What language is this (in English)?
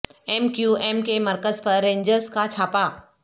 Urdu